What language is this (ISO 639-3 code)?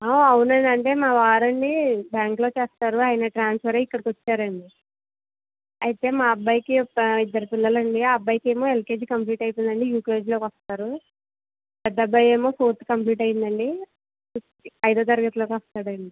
tel